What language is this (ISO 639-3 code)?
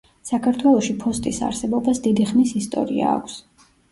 kat